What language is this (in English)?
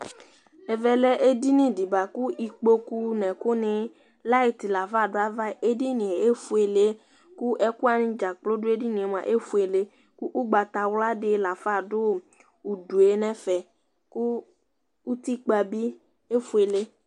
Ikposo